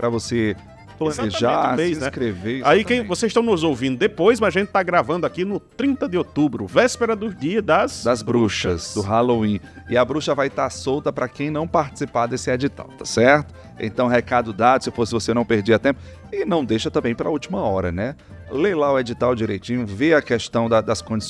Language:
Portuguese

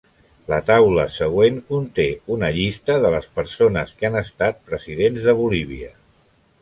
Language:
Catalan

